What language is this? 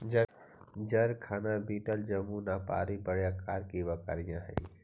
Magahi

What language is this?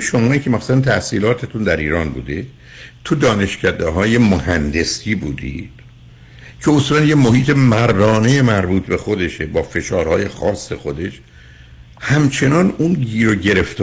Persian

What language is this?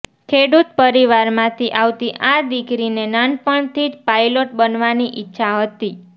Gujarati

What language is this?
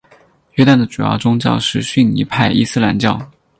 Chinese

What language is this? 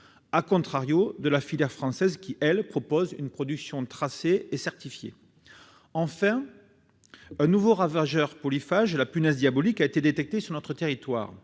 French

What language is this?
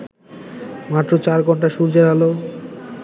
Bangla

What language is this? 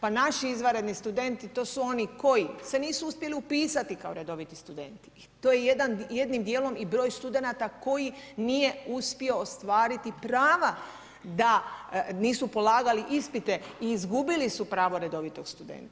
Croatian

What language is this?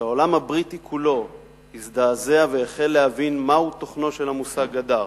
Hebrew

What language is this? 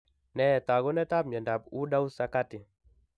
Kalenjin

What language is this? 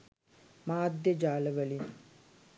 Sinhala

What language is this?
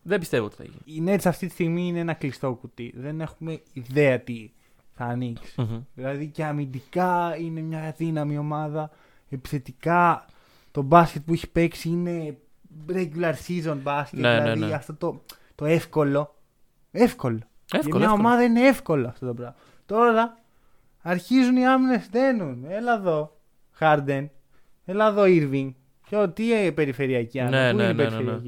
Greek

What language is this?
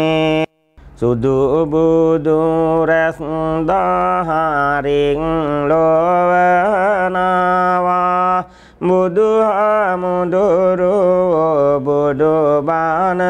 Thai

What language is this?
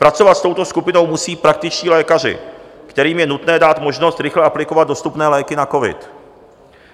Czech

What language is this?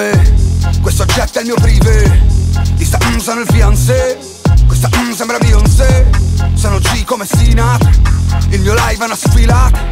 Italian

